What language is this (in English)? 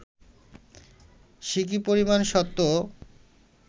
Bangla